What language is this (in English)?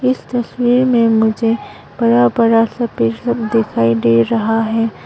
Hindi